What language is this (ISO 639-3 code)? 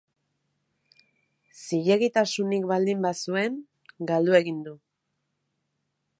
eus